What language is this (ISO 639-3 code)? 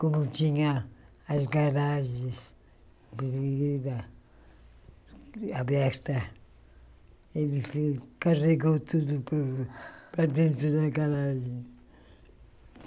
por